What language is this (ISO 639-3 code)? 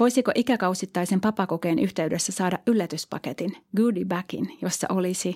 fin